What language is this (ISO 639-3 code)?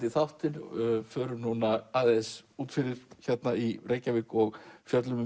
isl